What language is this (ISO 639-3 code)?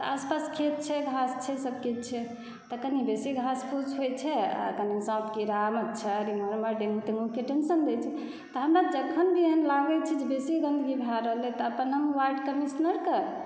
mai